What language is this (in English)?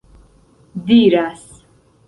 Esperanto